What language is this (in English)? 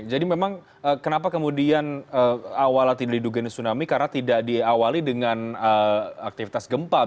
Indonesian